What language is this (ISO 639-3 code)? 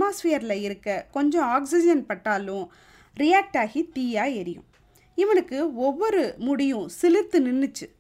tam